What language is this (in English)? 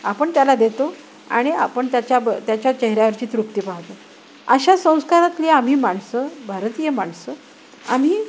Marathi